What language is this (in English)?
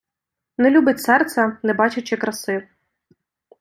Ukrainian